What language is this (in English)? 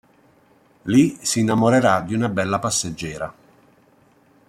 Italian